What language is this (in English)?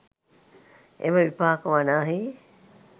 Sinhala